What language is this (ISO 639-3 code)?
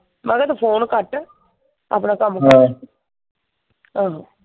pan